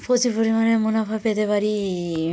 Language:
Bangla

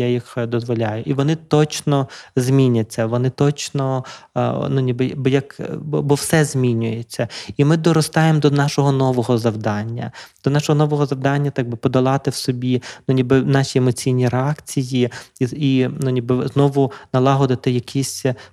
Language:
Ukrainian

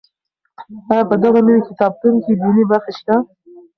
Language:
Pashto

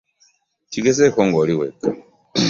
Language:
Ganda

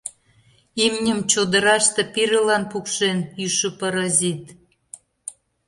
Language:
Mari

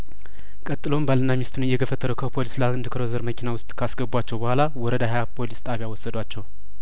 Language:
Amharic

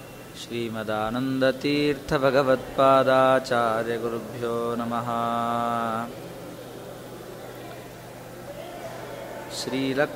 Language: Kannada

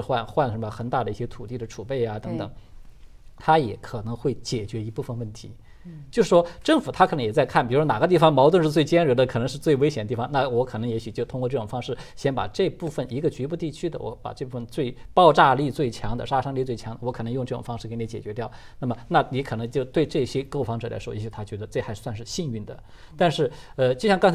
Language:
Chinese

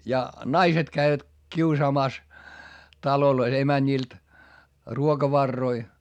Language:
Finnish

